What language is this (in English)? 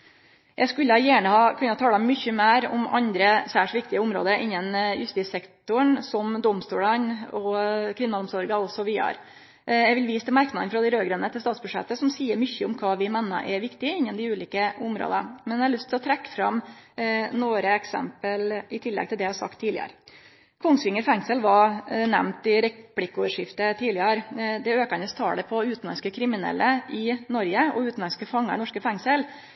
Norwegian Nynorsk